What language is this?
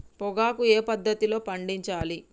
Telugu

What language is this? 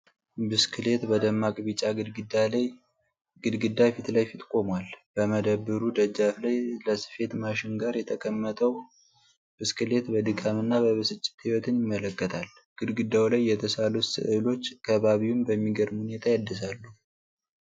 Amharic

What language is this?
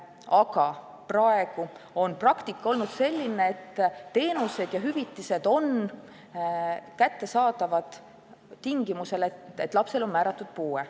Estonian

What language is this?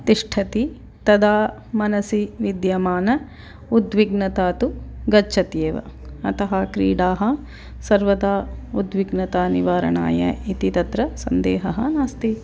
Sanskrit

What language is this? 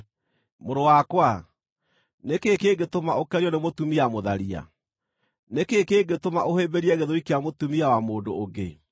Kikuyu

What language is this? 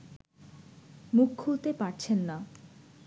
Bangla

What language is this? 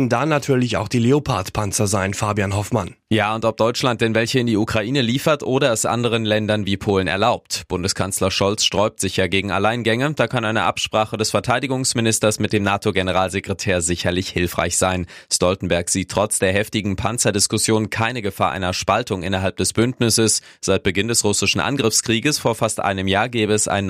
German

